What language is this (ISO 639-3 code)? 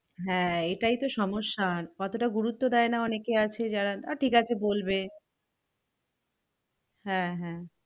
ben